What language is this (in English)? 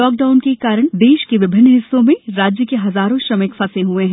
Hindi